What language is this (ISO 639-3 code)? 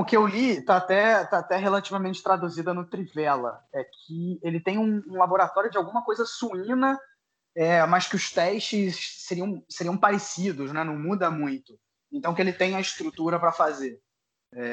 por